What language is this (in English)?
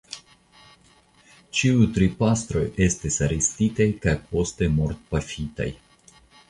Esperanto